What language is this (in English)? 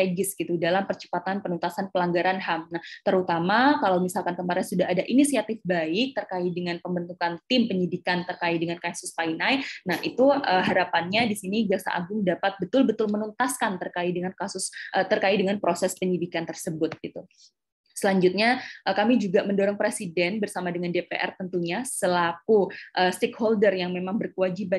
Indonesian